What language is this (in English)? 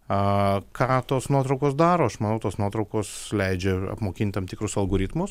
Lithuanian